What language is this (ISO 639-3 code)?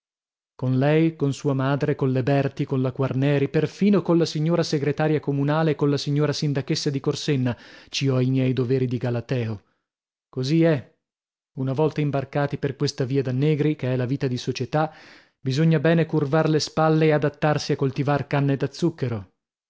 ita